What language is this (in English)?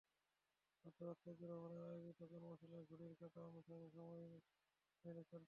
Bangla